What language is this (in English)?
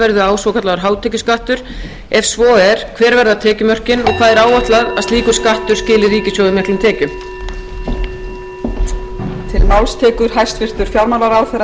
Icelandic